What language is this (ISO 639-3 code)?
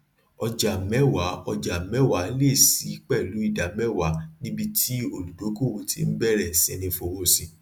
yor